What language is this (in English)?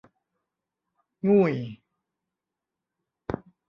Thai